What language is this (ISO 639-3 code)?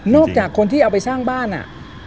tha